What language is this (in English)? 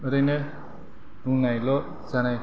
Bodo